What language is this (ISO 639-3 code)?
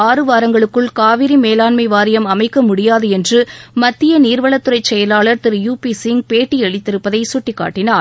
tam